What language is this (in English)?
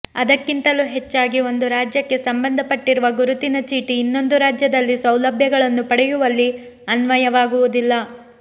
Kannada